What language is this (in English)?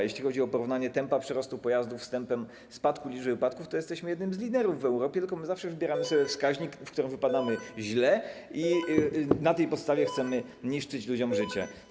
Polish